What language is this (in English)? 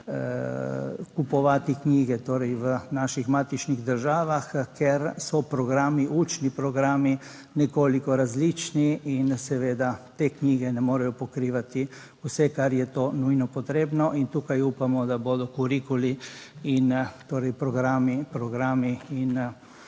Slovenian